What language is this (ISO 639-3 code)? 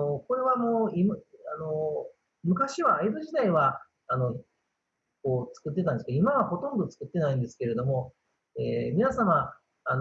jpn